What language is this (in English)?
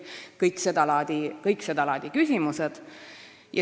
Estonian